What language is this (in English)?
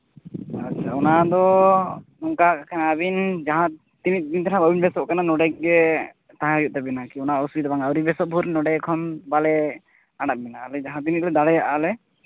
Santali